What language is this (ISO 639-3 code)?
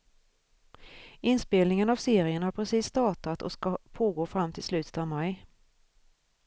swe